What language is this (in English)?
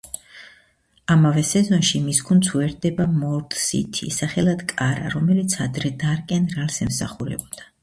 Georgian